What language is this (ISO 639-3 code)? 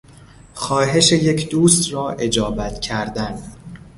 fas